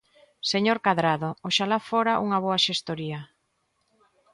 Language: Galician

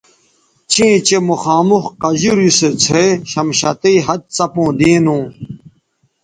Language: Bateri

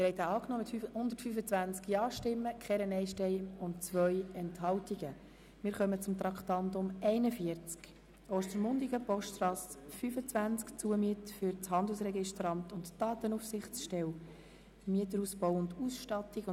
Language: Swiss German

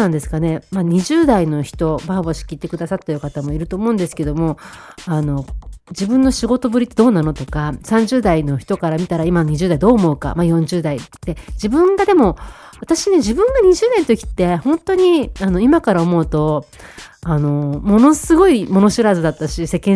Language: Japanese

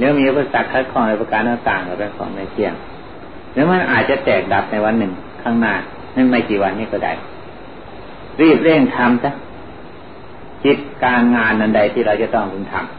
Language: Thai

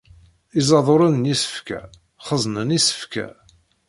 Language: Kabyle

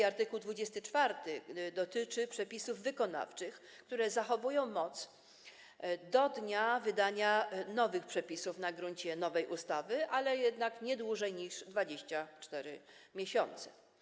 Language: Polish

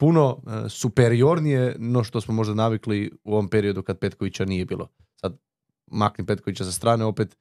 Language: Croatian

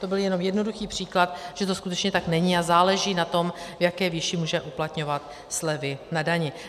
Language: Czech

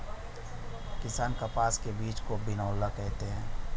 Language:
Hindi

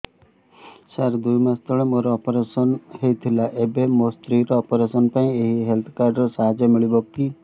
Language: Odia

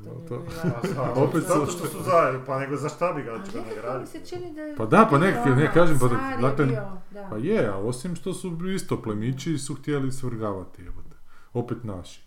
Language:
Croatian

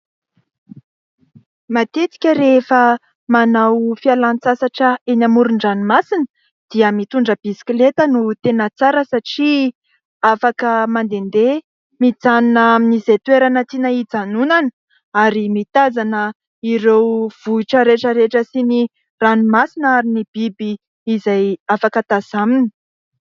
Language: Malagasy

